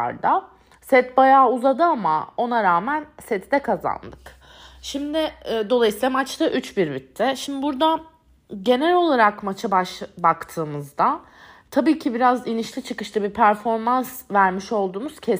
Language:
Turkish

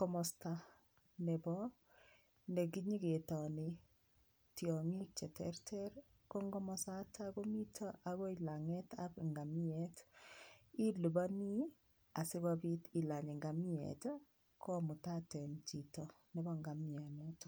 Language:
Kalenjin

